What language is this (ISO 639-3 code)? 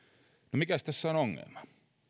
fin